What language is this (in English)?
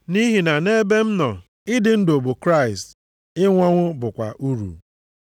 Igbo